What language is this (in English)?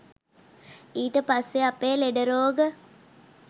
Sinhala